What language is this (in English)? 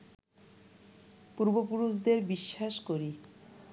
Bangla